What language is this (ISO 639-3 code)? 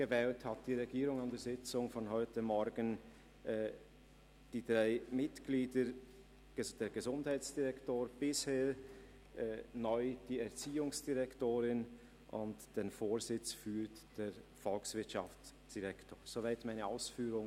gsw